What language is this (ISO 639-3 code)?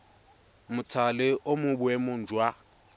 tsn